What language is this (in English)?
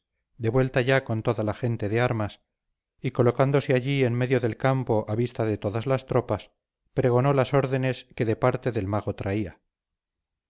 Spanish